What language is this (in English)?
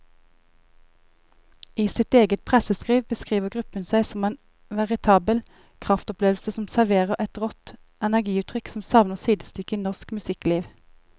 Norwegian